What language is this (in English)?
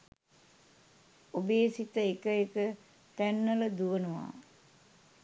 Sinhala